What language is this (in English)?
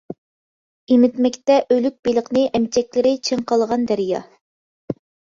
Uyghur